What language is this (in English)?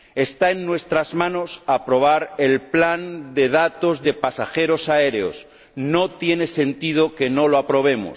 Spanish